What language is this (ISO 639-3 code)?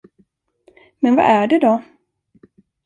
swe